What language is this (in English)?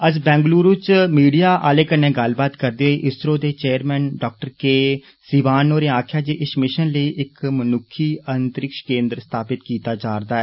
Dogri